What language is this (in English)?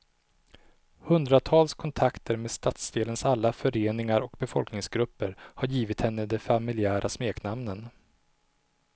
Swedish